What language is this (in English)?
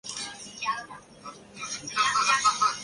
Chinese